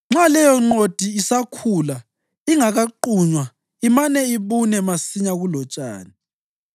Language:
North Ndebele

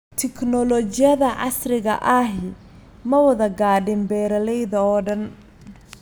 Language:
Somali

